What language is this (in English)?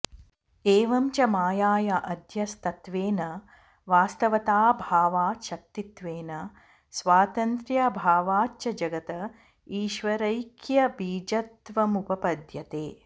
Sanskrit